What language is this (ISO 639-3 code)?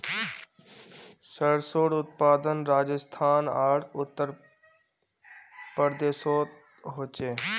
mag